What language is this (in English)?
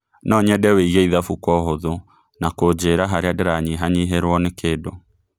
Kikuyu